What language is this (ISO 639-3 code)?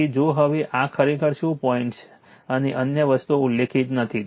guj